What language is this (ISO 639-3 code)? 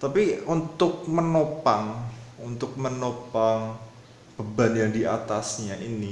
ind